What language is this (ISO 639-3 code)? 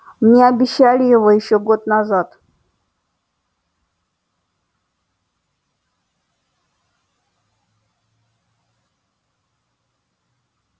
rus